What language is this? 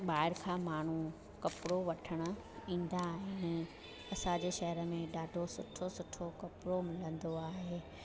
Sindhi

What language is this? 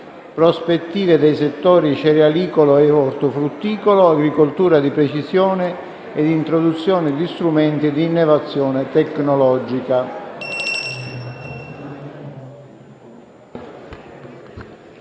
Italian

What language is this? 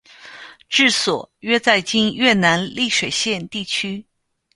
Chinese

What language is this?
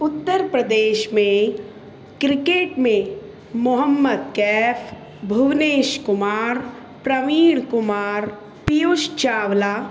Sindhi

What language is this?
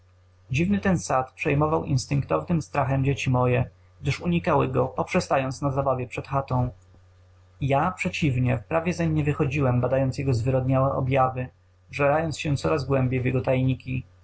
Polish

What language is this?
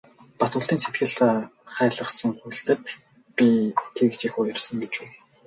Mongolian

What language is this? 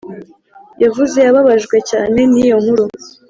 Kinyarwanda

